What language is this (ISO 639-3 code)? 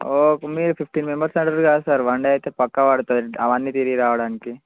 tel